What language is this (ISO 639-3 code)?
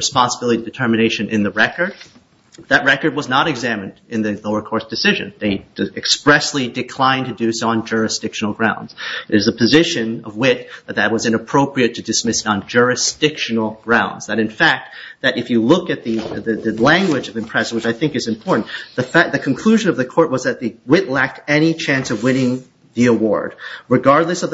eng